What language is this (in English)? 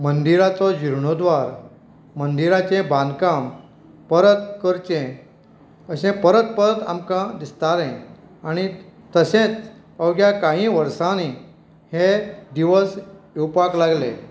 Konkani